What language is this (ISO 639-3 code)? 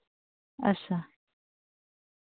doi